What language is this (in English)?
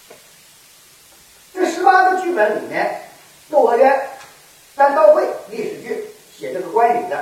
Chinese